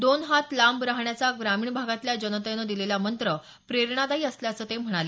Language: Marathi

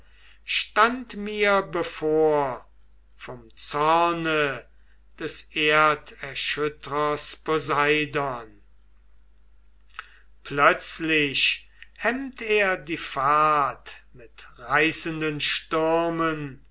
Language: German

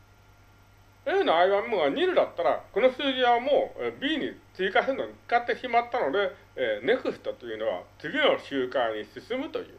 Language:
Japanese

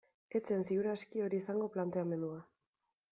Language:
Basque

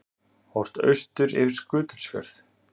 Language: Icelandic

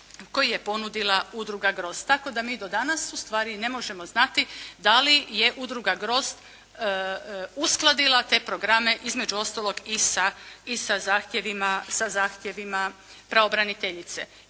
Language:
Croatian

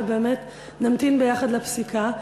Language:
Hebrew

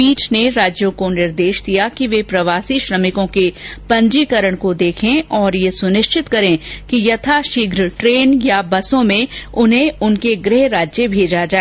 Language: Hindi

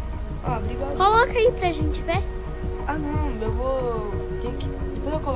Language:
Portuguese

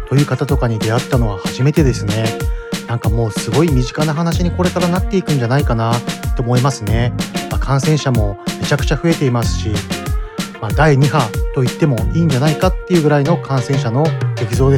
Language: Japanese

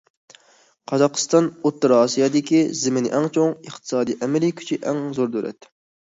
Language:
Uyghur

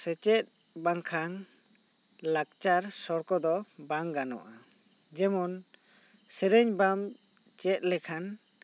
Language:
Santali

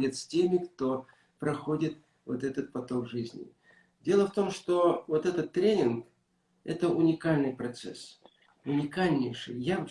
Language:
Russian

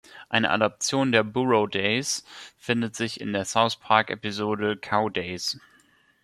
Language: German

